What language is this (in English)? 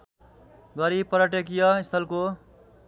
Nepali